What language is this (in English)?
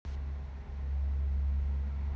Russian